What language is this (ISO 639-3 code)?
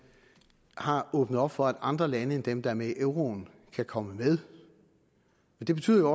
dan